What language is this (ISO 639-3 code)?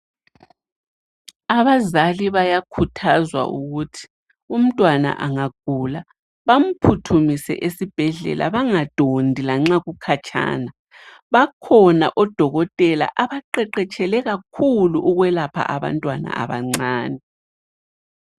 nde